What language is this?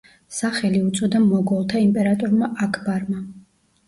Georgian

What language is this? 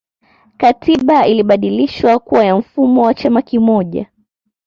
Swahili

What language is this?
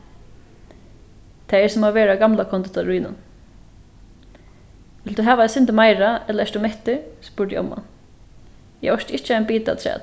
Faroese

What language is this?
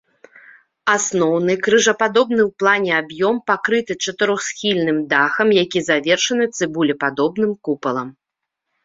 Belarusian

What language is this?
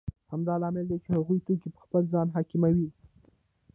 Pashto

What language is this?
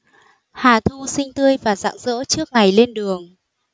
Vietnamese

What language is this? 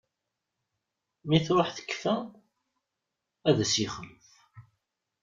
Kabyle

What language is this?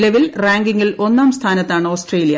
Malayalam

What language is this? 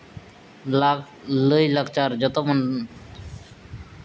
Santali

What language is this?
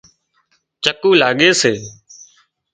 Wadiyara Koli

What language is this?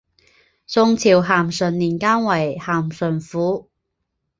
Chinese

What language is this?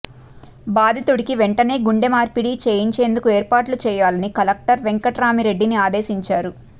Telugu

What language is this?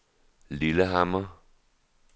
Danish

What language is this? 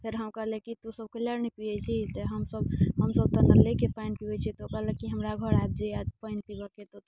Maithili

